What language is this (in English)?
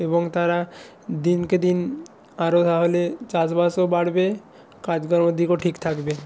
Bangla